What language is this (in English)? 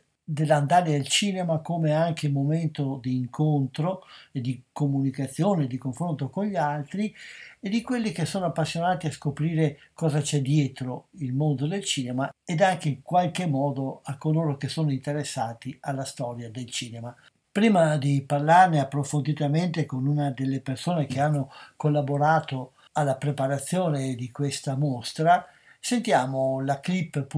Italian